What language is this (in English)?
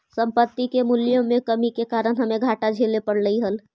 Magahi